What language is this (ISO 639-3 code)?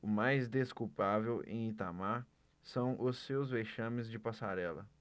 por